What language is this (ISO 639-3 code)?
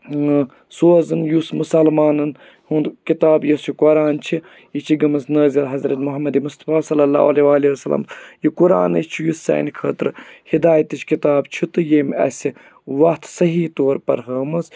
kas